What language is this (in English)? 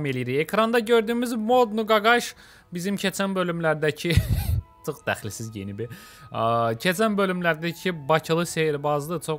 Turkish